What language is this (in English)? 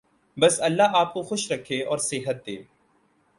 Urdu